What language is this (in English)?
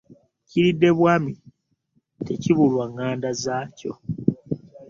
Ganda